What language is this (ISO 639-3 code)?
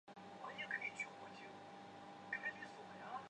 zho